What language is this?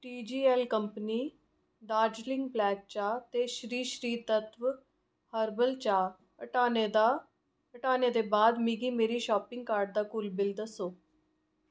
Dogri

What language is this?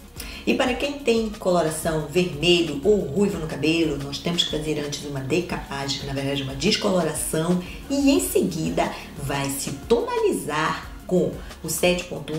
Portuguese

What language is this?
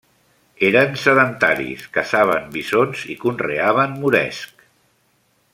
Catalan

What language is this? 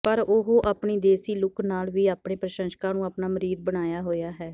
Punjabi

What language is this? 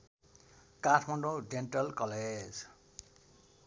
Nepali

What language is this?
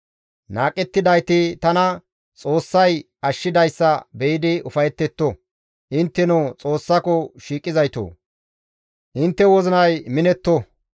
Gamo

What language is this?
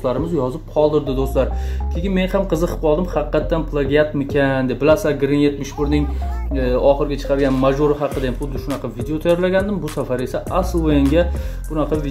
Turkish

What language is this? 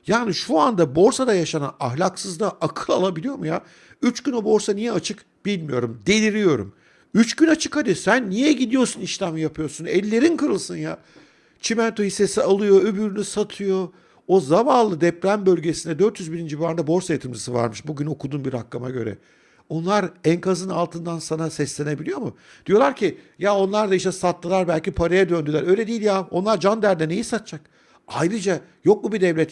Turkish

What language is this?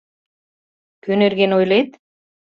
Mari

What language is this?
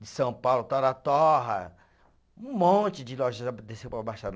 Portuguese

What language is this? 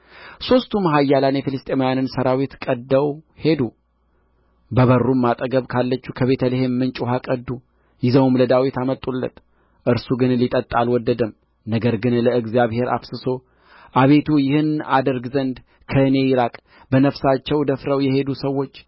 Amharic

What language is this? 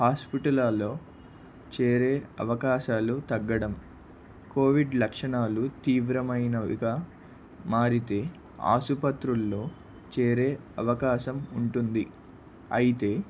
Telugu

